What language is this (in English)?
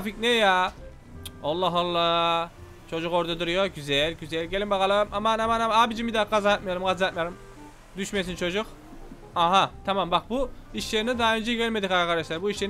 Turkish